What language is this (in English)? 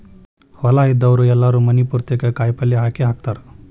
Kannada